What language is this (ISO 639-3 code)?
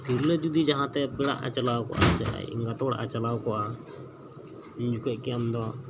sat